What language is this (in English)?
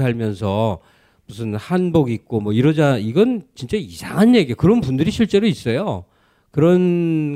Korean